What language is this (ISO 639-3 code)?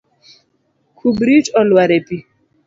luo